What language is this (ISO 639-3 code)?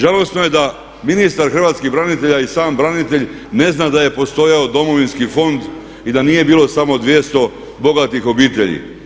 hrv